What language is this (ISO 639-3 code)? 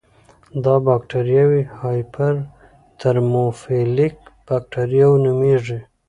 pus